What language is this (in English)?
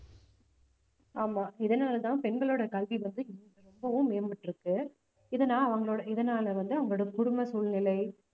Tamil